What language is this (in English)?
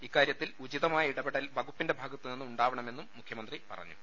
Malayalam